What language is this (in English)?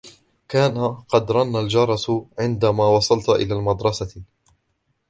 Arabic